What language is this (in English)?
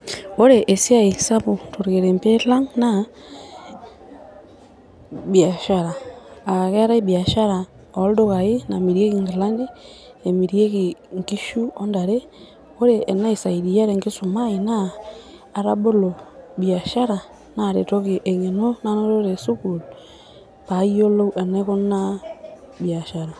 Masai